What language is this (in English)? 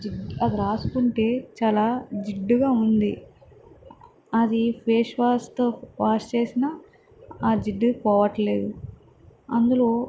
Telugu